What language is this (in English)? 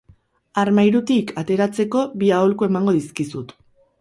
Basque